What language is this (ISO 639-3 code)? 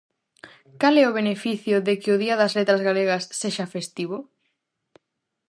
glg